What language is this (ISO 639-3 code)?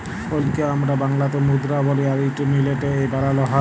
ben